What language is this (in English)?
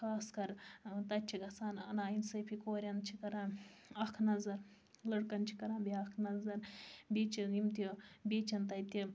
Kashmiri